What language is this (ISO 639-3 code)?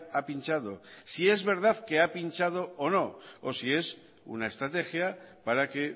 spa